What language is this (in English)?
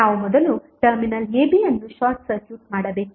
Kannada